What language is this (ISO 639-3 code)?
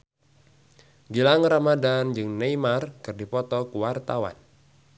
sun